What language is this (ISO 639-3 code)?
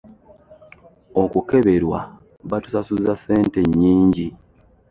lug